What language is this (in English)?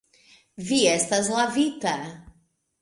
Esperanto